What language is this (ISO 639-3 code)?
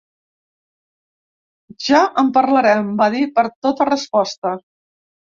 cat